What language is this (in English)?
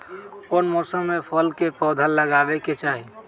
Magahi